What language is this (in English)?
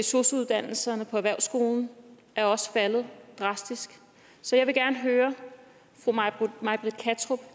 Danish